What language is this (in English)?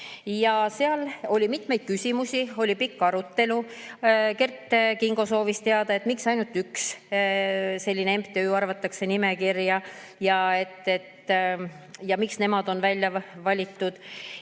Estonian